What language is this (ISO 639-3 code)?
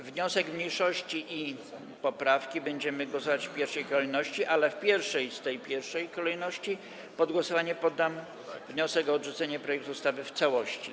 pol